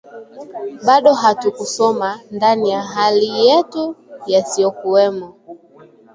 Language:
Swahili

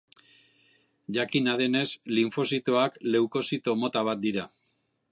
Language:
Basque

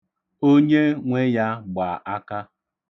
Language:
Igbo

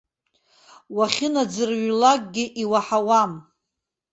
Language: Abkhazian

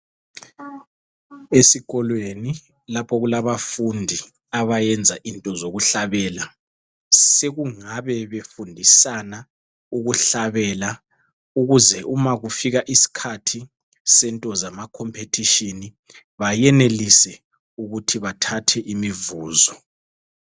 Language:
North Ndebele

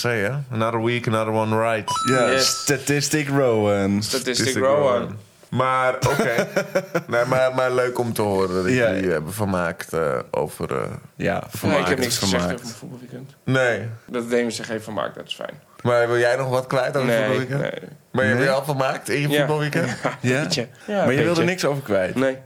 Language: Dutch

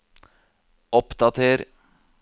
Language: Norwegian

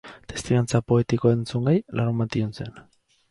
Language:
Basque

